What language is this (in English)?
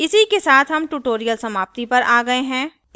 Hindi